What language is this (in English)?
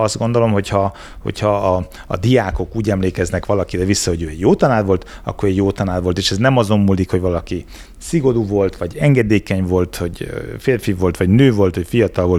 Hungarian